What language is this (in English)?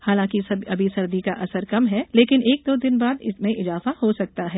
Hindi